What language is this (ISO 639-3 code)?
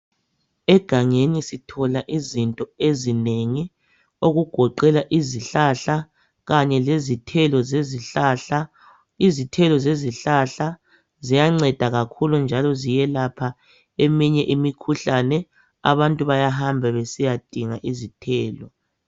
nde